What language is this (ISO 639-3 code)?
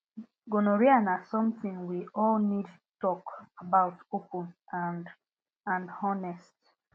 pcm